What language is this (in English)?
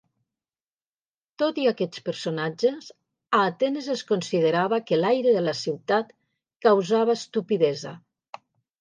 Catalan